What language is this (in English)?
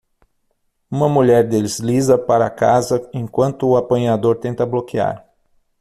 Portuguese